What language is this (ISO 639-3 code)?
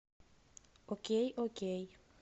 rus